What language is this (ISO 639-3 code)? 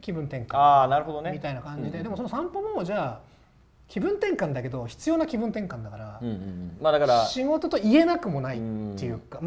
jpn